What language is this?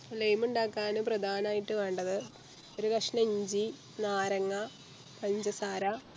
Malayalam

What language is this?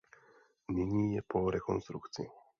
Czech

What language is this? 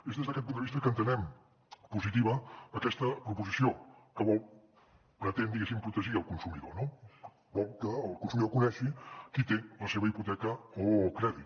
Catalan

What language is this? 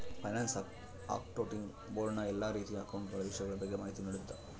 Kannada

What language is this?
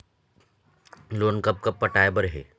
Chhattisgarhi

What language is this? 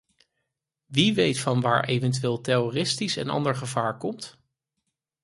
Dutch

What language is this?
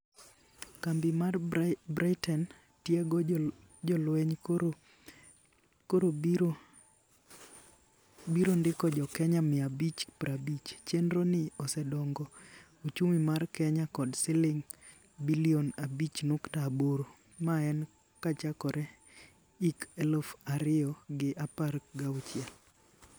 Luo (Kenya and Tanzania)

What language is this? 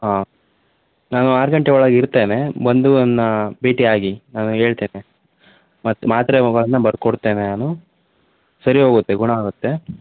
Kannada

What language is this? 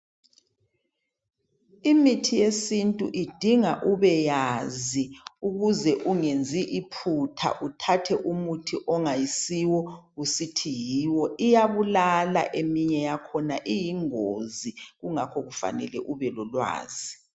North Ndebele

